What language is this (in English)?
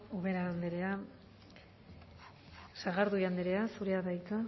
Basque